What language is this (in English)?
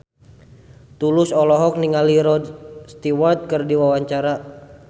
Sundanese